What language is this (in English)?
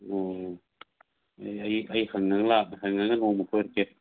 Manipuri